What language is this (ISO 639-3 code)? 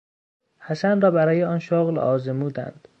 fas